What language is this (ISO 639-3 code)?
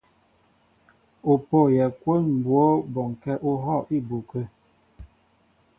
mbo